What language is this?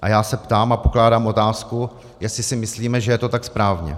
Czech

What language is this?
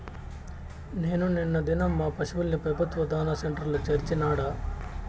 Telugu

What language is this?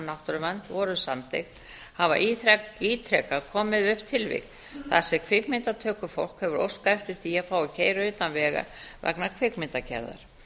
Icelandic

